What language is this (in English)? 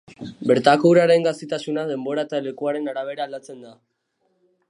Basque